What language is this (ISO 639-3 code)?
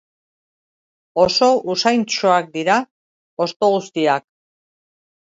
eus